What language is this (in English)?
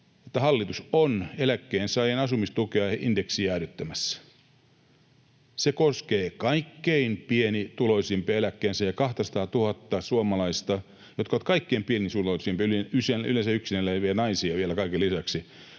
Finnish